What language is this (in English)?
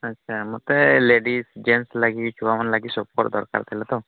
Odia